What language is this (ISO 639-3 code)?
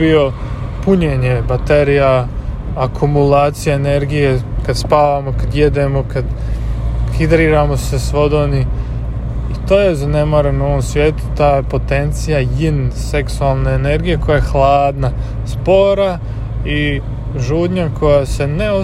hrv